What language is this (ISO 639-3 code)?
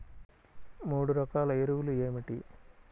tel